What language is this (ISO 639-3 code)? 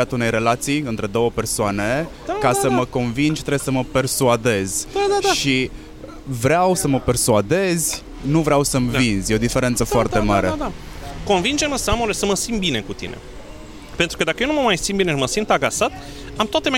ron